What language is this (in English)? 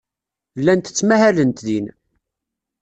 Kabyle